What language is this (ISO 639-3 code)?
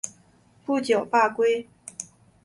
zho